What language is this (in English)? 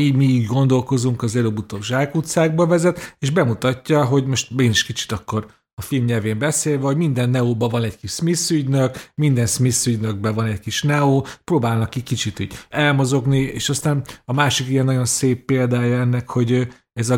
Hungarian